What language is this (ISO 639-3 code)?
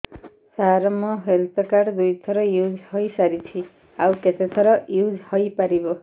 ori